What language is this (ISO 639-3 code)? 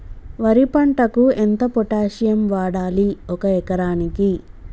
tel